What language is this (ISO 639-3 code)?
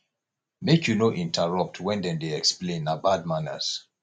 pcm